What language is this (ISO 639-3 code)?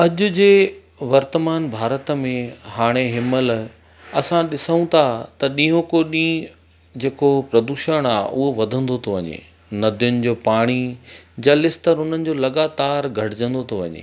snd